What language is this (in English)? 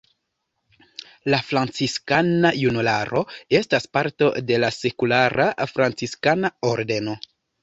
Esperanto